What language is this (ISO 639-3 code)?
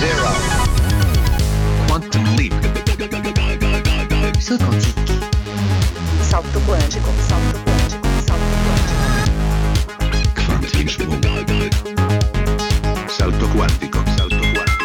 swe